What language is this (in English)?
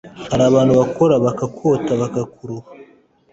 Kinyarwanda